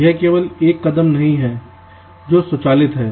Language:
Hindi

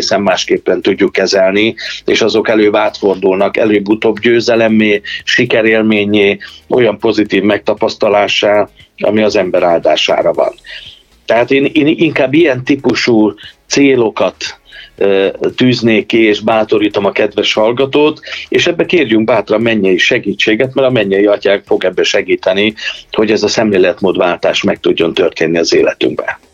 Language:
Hungarian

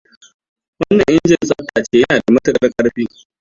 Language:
Hausa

